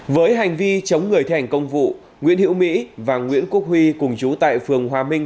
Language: Vietnamese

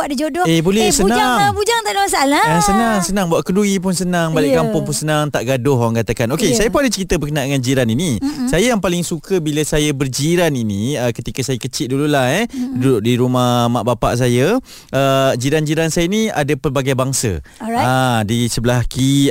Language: Malay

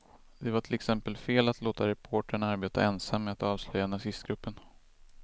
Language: Swedish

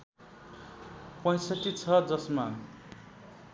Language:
Nepali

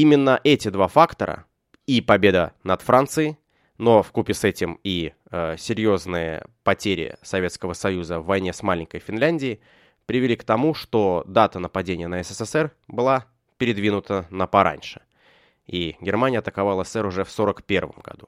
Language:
Russian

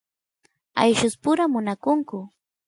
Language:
Santiago del Estero Quichua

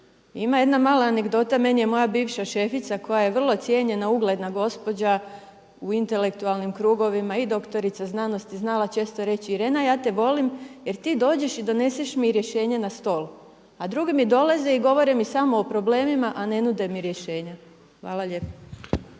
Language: Croatian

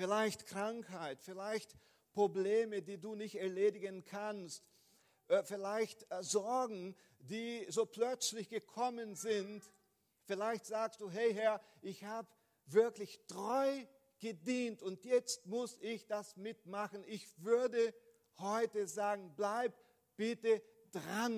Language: German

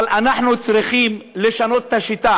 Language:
Hebrew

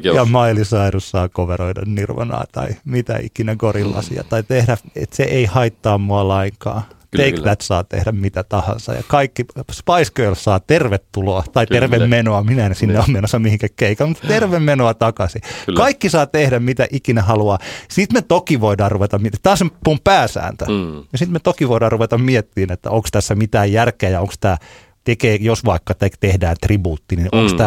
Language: Finnish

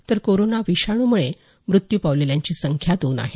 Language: Marathi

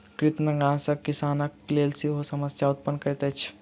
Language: Maithili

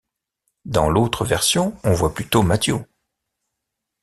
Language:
French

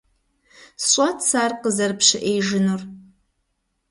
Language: Kabardian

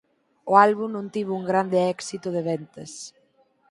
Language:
Galician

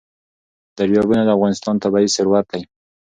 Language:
Pashto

